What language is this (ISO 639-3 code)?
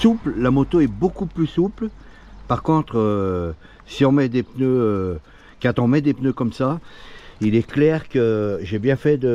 fra